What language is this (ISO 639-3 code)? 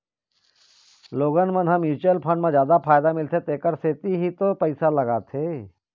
hne